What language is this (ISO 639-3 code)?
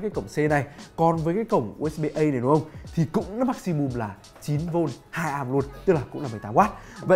vie